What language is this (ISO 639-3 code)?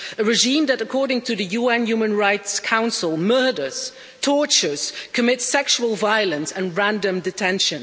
eng